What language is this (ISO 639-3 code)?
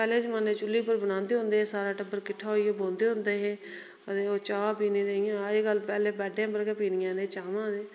doi